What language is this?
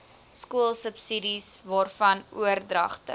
Afrikaans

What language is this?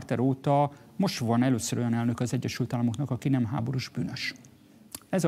Hungarian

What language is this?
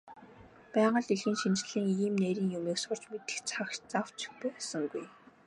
Mongolian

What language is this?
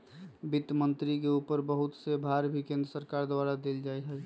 Magahi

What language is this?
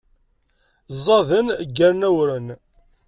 Kabyle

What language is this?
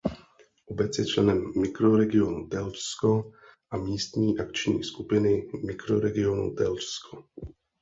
Czech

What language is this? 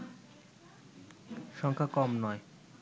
Bangla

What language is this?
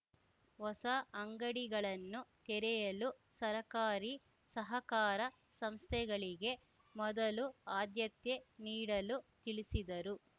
Kannada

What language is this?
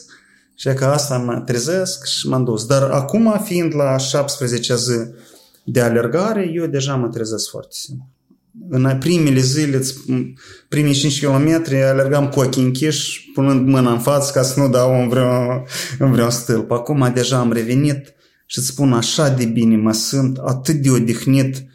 Romanian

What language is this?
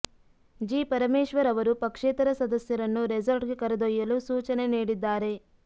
Kannada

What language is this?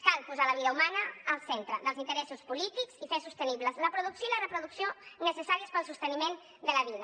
Catalan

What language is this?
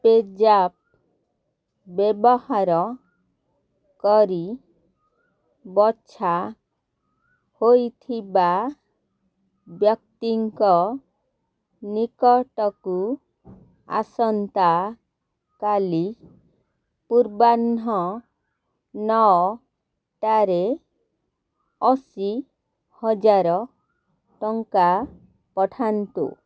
Odia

